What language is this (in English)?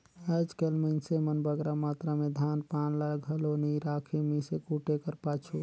Chhattisgarhi